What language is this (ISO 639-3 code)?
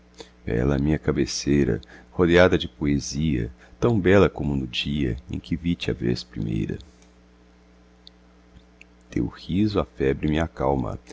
por